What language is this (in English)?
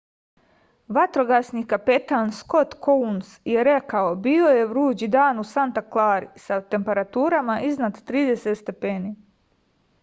Serbian